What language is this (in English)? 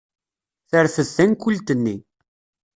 Kabyle